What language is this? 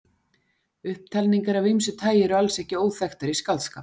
Icelandic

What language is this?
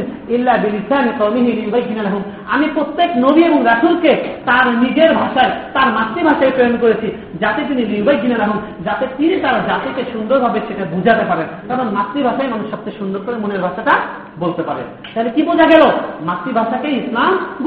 Bangla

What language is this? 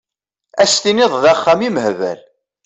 Kabyle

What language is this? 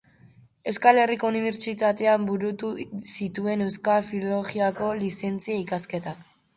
Basque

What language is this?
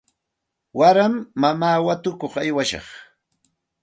Santa Ana de Tusi Pasco Quechua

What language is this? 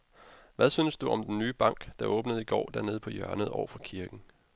Danish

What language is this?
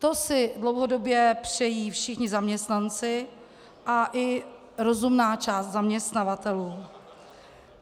Czech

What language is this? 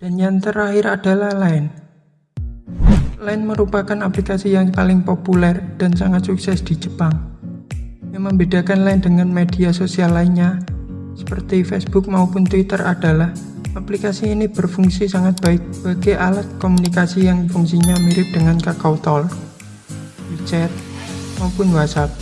Indonesian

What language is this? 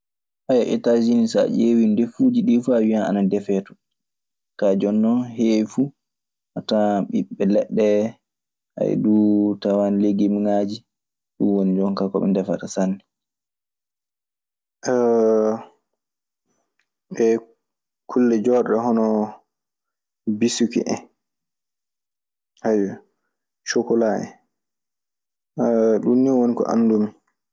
Maasina Fulfulde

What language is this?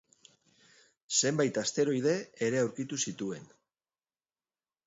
Basque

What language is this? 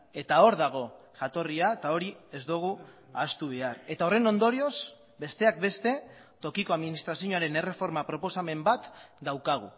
Basque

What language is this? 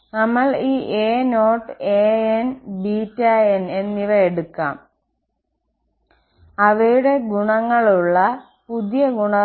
Malayalam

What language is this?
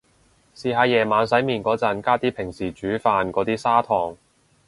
Cantonese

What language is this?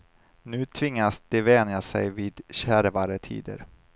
Swedish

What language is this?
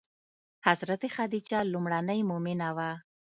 Pashto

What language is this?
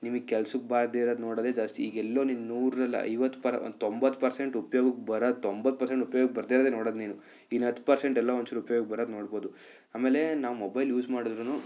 Kannada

